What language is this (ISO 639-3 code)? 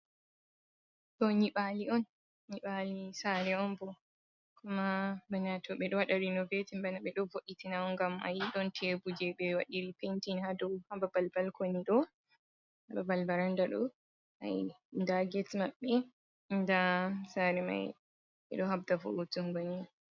ful